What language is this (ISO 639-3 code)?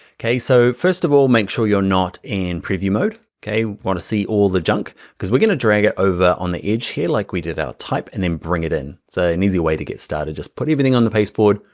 eng